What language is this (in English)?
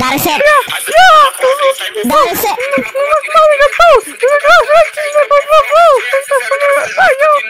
Romanian